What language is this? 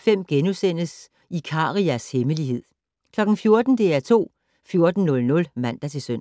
Danish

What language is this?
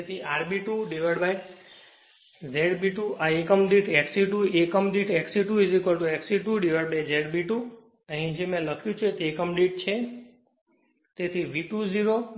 Gujarati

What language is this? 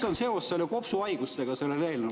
Estonian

